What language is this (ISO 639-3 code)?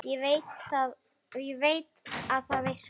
isl